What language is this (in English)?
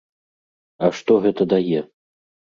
Belarusian